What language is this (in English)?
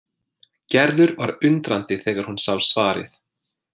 Icelandic